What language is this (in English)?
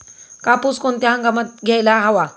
Marathi